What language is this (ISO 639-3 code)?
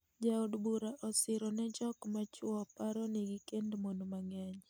luo